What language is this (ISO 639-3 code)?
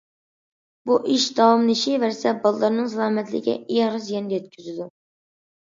uig